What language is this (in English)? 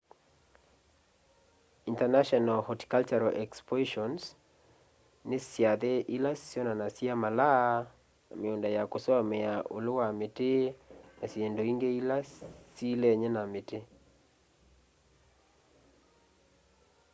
Kamba